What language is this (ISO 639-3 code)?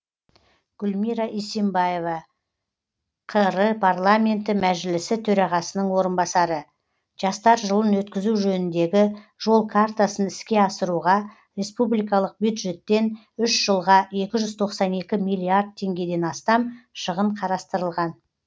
kaz